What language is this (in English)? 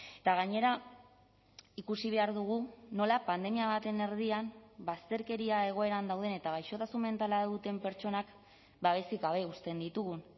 Basque